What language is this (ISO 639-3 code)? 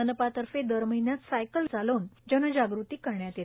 mar